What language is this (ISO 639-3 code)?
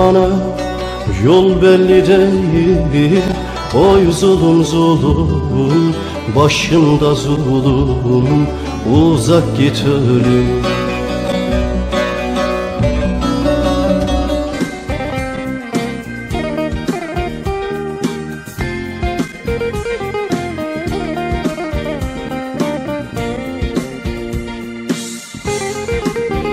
tur